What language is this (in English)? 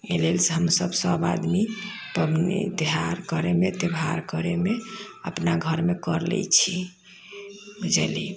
Maithili